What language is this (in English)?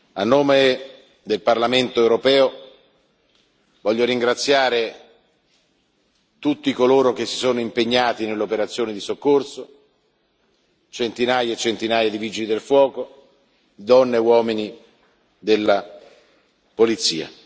Italian